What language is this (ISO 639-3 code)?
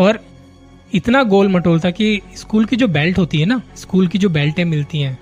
hin